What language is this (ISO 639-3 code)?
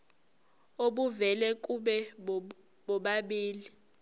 zul